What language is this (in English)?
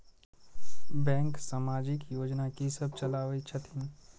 Maithili